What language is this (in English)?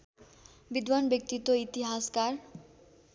Nepali